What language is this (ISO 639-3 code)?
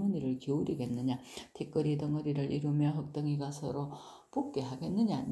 kor